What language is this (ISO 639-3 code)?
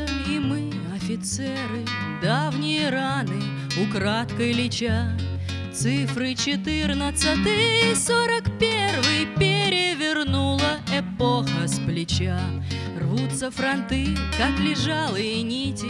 rus